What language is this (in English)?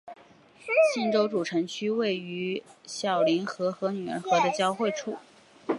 Chinese